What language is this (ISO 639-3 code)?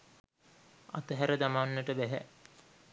sin